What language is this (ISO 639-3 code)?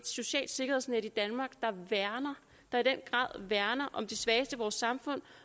dan